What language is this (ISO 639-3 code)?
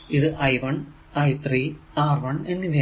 mal